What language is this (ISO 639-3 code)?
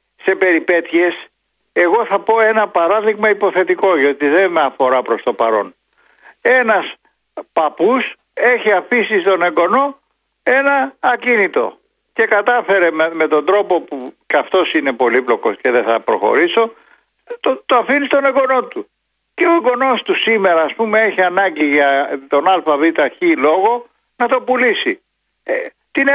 ell